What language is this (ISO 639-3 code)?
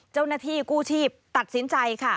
tha